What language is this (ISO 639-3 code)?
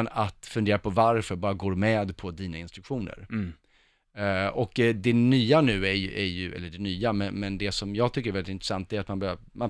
swe